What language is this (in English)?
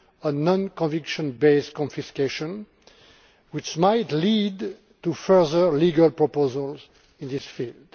English